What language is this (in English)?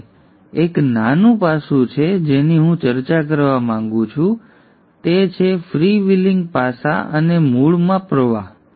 Gujarati